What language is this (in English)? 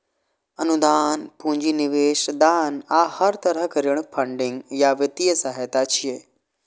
Maithili